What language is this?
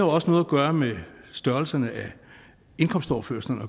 Danish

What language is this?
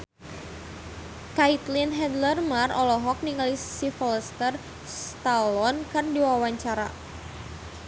Sundanese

